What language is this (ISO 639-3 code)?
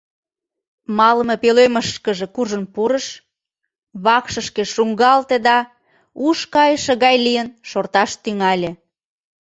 chm